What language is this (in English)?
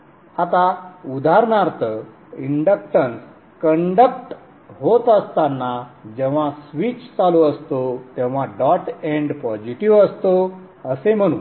Marathi